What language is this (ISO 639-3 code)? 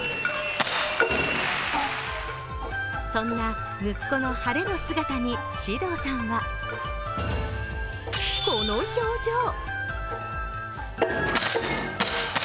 jpn